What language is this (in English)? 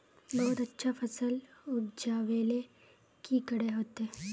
Magahi